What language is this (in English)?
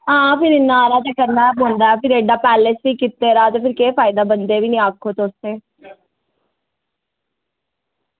Dogri